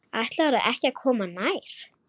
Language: Icelandic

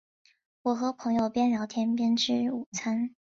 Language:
Chinese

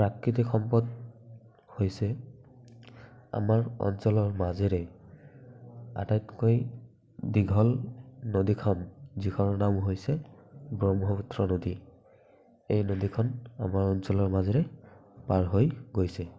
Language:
Assamese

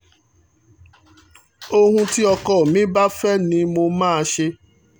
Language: Yoruba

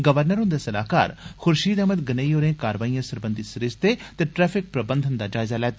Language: Dogri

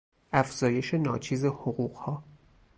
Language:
Persian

